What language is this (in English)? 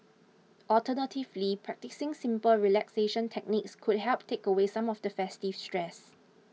English